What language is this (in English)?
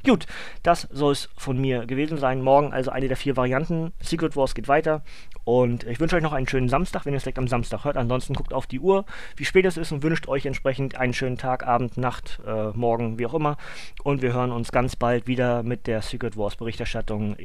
German